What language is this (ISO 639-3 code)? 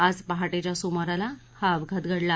mar